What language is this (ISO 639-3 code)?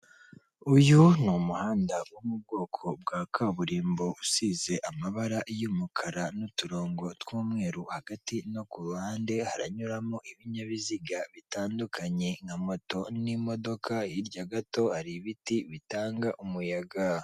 kin